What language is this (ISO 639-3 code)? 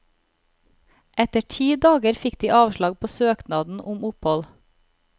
nor